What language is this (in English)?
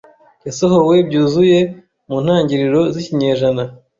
Kinyarwanda